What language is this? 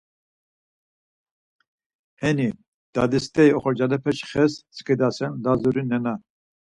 Laz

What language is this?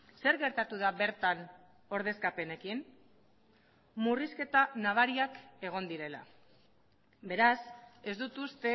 Basque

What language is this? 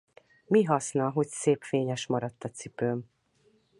Hungarian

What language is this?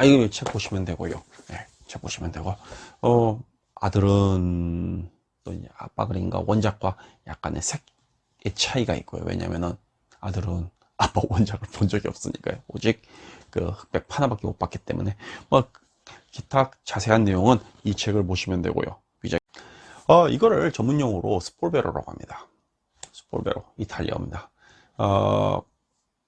Korean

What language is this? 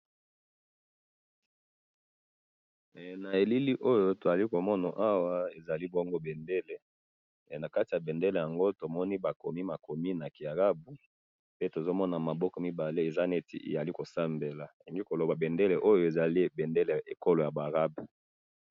Lingala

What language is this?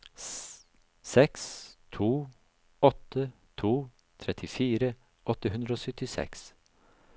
Norwegian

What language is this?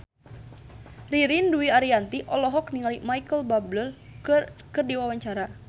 Sundanese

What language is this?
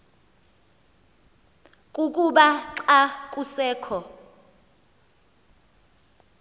Xhosa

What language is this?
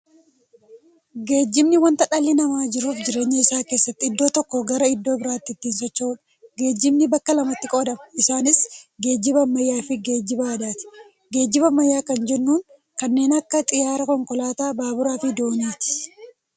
Oromo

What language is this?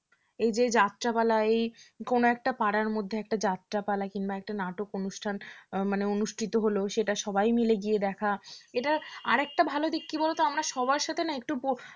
Bangla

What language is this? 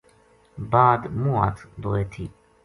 Gujari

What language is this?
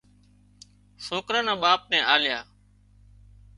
Wadiyara Koli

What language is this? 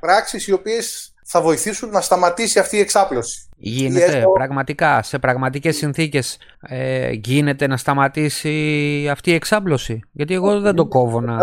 Greek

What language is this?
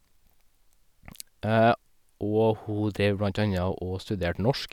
Norwegian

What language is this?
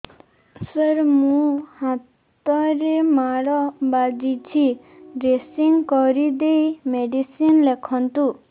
Odia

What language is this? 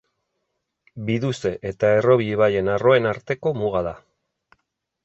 Basque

